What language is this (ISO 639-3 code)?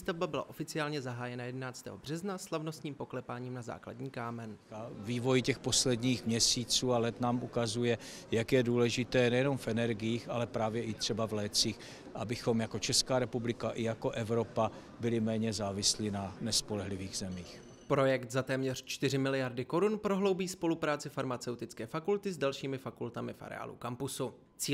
ces